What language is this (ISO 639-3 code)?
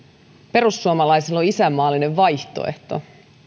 fin